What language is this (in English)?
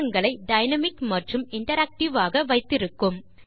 Tamil